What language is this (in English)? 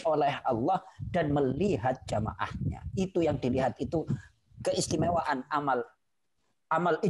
Indonesian